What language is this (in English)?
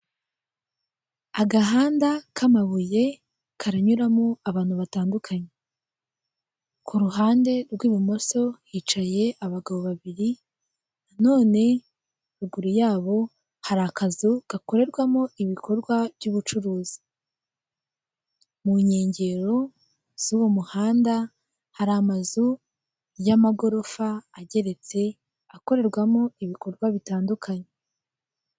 Kinyarwanda